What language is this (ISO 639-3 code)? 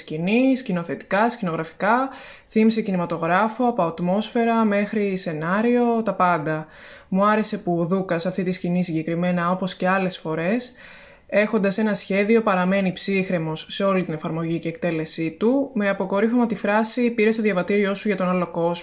ell